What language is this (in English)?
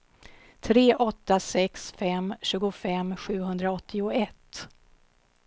Swedish